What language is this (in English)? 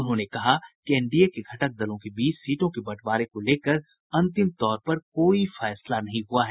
Hindi